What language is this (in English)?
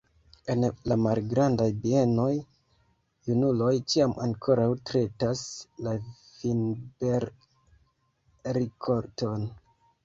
Esperanto